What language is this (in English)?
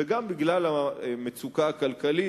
Hebrew